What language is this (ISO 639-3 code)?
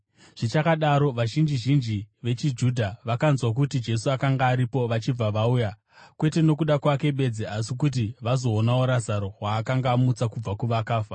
sna